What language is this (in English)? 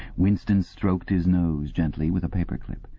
English